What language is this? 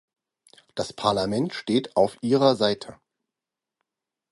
German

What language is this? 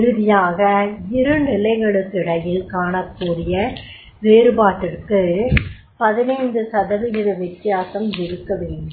Tamil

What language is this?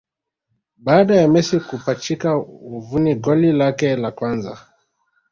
Swahili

